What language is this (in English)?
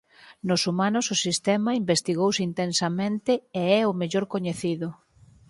Galician